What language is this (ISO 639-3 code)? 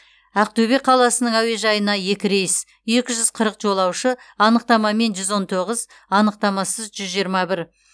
kaz